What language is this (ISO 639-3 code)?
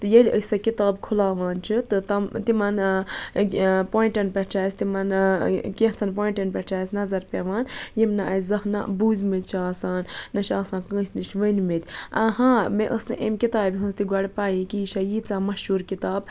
kas